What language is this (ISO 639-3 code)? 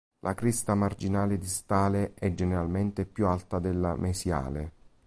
ita